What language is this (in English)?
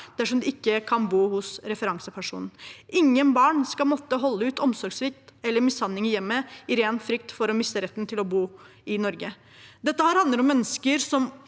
Norwegian